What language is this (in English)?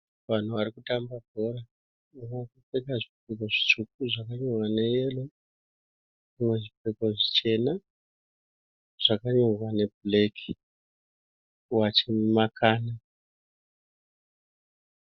Shona